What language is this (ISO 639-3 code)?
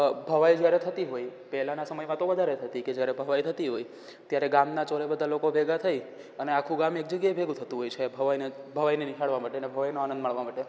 guj